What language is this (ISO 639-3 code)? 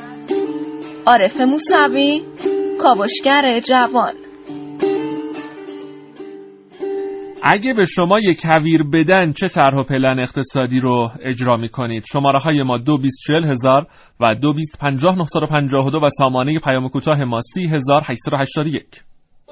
fas